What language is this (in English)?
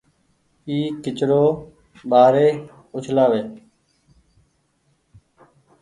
Goaria